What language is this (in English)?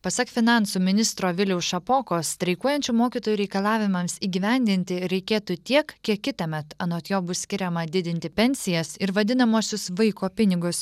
Lithuanian